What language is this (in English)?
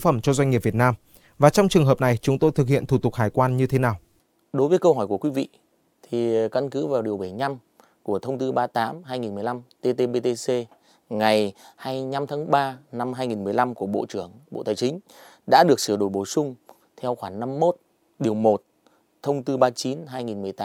Vietnamese